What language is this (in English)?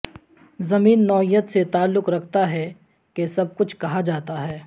Urdu